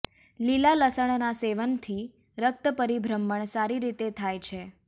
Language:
Gujarati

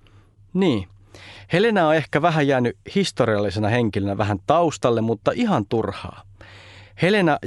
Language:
Finnish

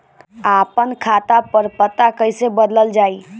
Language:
Bhojpuri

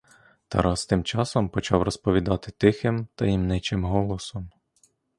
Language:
Ukrainian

